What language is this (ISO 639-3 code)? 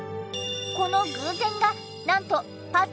jpn